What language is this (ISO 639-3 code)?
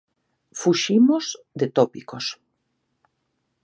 glg